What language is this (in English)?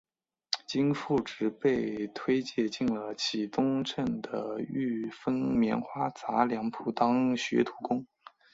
Chinese